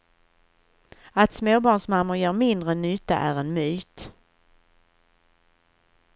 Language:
Swedish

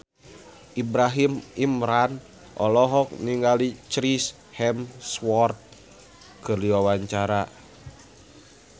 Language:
Sundanese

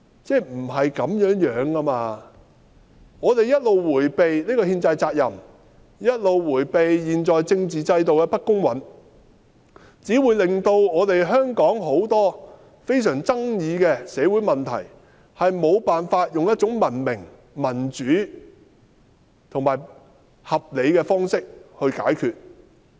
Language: Cantonese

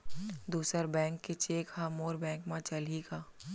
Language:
Chhattisgarhi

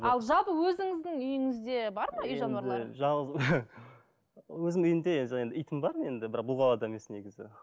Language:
Kazakh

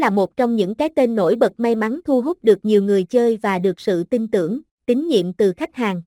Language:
Vietnamese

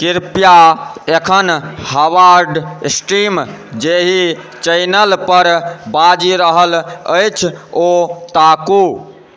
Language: Maithili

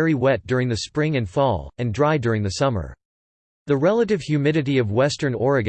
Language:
English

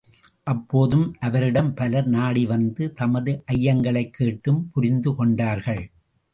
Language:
Tamil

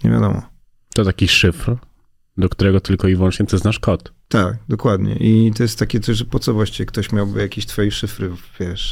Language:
Polish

